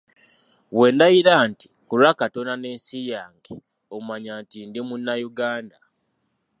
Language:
Ganda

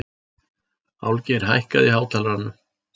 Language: Icelandic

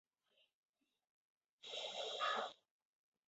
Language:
Chinese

